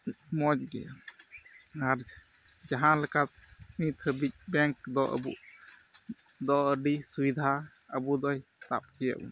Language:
Santali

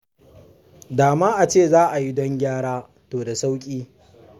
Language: Hausa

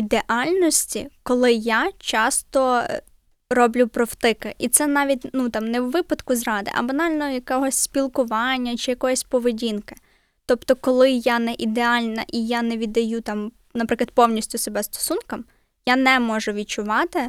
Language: Ukrainian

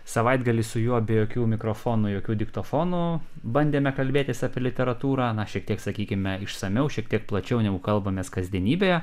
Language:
Lithuanian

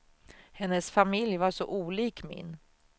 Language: Swedish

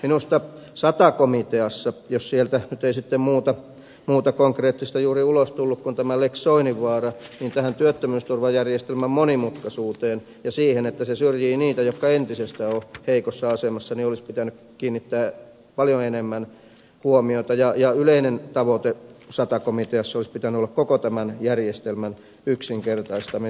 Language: Finnish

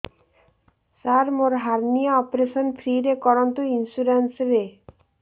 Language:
Odia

